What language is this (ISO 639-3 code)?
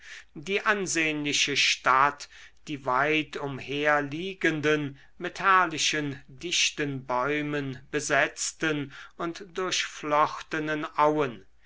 deu